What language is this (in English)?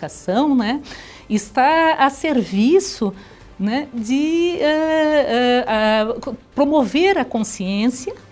Portuguese